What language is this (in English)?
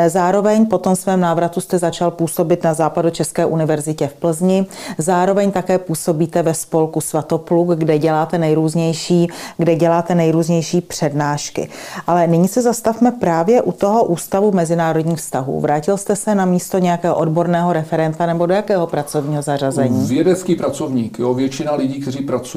Czech